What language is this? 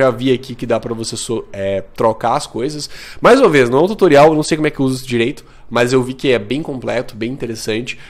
Portuguese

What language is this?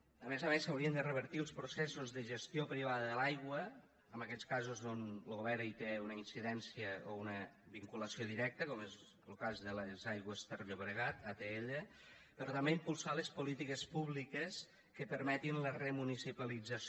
Catalan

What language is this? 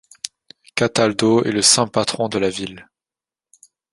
French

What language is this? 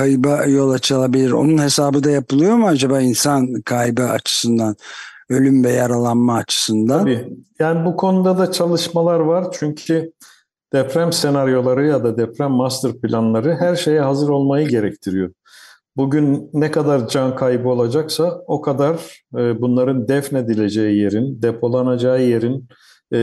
Turkish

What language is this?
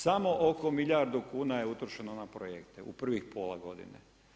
Croatian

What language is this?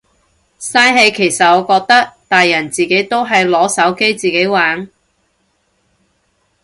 Cantonese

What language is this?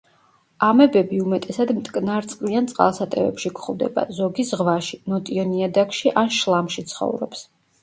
Georgian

